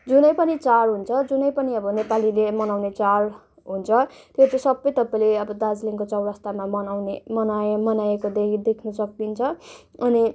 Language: Nepali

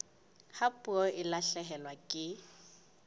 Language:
Southern Sotho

